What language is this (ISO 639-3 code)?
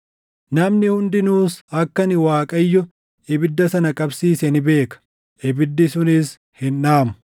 orm